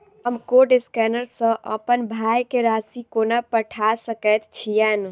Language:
Maithili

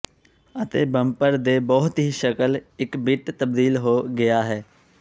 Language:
Punjabi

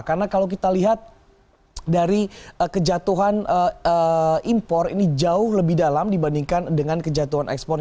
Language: Indonesian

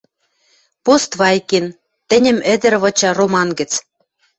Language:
Western Mari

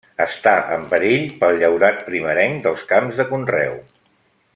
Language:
Catalan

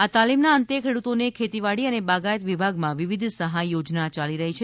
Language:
Gujarati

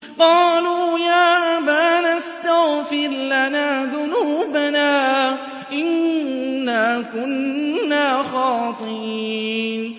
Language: Arabic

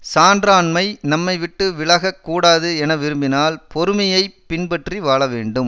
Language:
Tamil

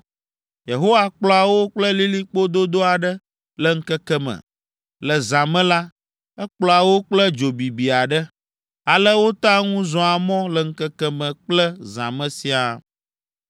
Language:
Ewe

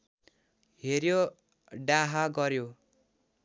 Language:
Nepali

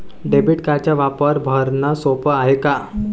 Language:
Marathi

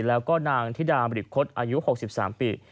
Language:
Thai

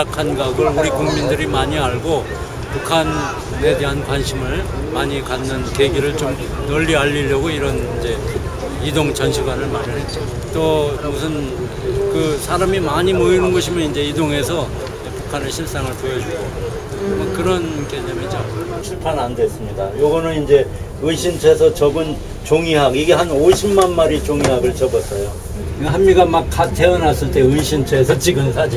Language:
Korean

